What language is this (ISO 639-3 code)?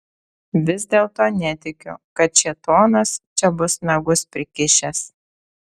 lit